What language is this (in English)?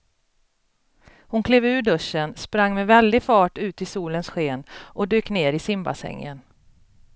Swedish